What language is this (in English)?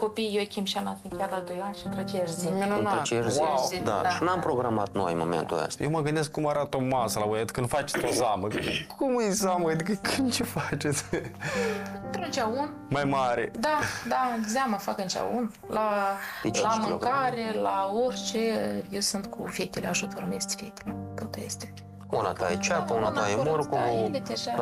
Romanian